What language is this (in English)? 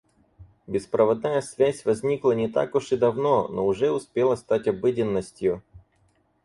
Russian